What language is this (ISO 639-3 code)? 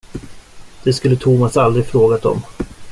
swe